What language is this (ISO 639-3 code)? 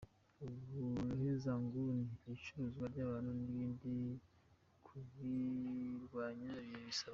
kin